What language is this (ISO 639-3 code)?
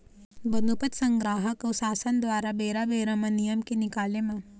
hne